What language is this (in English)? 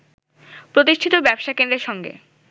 Bangla